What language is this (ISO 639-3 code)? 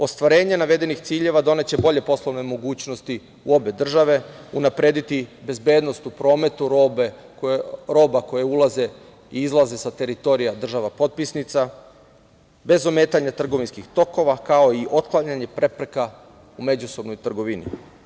srp